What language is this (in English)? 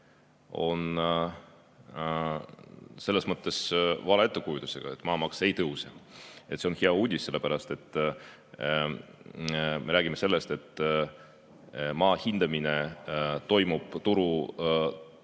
Estonian